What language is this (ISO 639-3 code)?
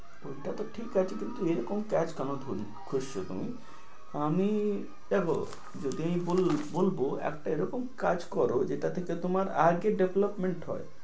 ben